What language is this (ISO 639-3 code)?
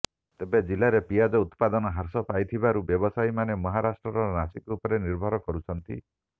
ori